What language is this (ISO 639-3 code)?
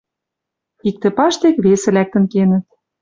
mrj